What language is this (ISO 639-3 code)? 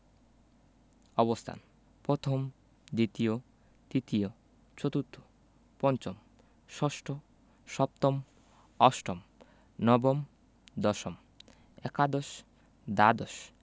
ben